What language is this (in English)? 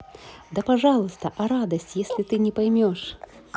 Russian